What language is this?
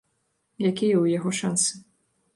Belarusian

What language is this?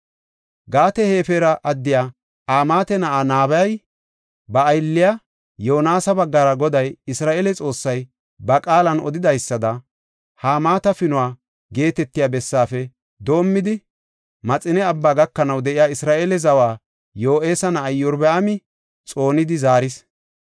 Gofa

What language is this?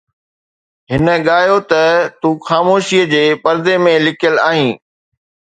Sindhi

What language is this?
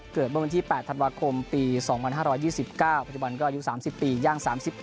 Thai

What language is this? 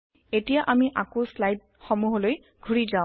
Assamese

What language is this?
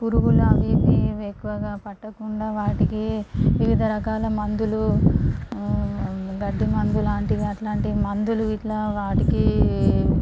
Telugu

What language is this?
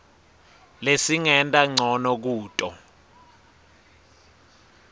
Swati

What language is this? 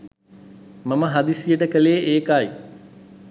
Sinhala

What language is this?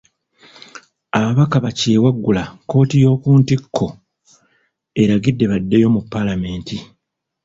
Ganda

